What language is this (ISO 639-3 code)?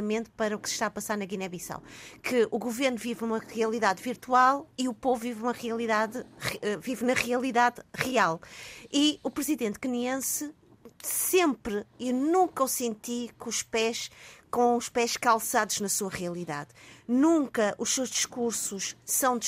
por